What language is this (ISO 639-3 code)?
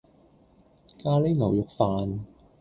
yue